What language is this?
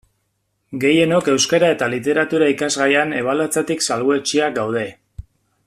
Basque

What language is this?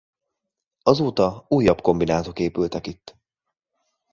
Hungarian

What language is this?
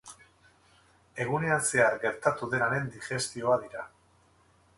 Basque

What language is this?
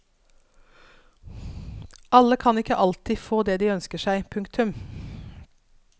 Norwegian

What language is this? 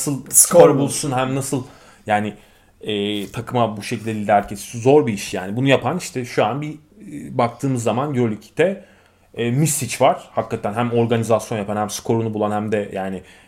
Turkish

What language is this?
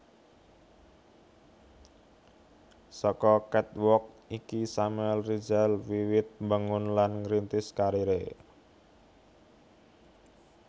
Javanese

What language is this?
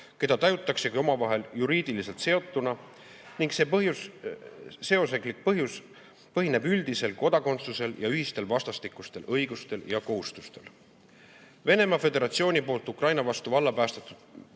Estonian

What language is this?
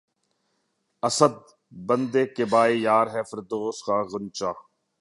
Urdu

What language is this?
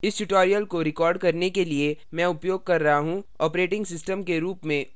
Hindi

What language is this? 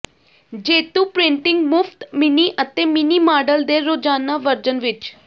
Punjabi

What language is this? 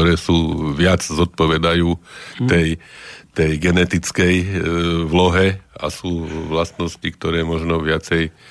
Slovak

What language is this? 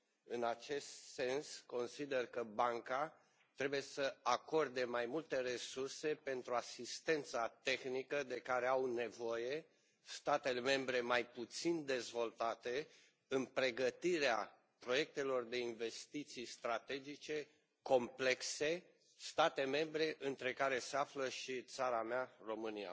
Romanian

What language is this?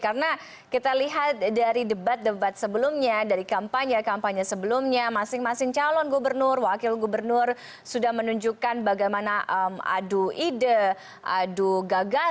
Indonesian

